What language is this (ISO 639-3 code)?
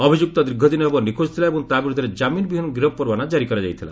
ori